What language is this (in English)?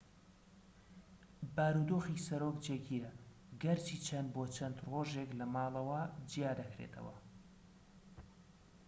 Central Kurdish